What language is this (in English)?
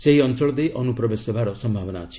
Odia